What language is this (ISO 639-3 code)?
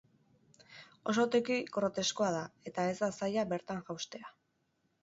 eus